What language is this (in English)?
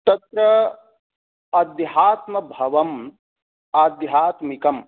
Sanskrit